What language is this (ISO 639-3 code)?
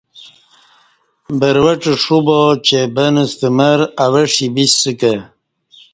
bsh